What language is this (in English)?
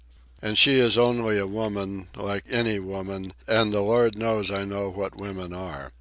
English